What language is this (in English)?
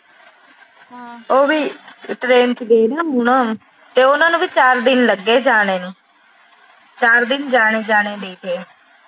Punjabi